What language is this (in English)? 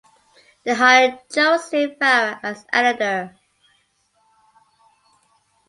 English